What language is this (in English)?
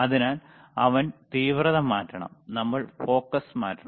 Malayalam